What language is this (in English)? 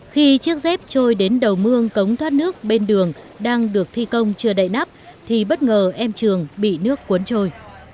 Vietnamese